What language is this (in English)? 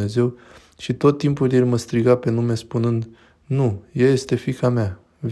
Romanian